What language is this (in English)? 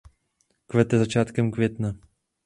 Czech